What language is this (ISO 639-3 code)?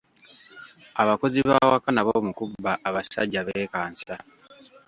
lug